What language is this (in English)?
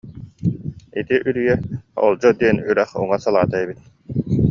Yakut